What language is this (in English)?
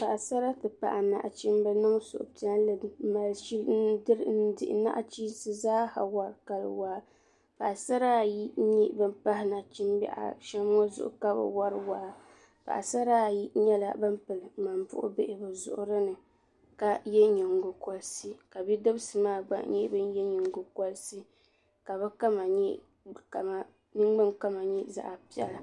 Dagbani